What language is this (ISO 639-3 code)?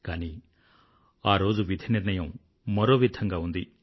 tel